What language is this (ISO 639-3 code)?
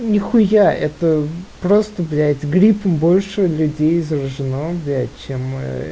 rus